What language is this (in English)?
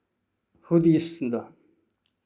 Santali